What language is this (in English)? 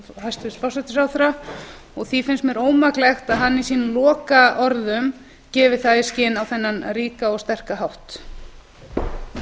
Icelandic